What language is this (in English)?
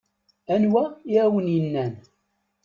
Kabyle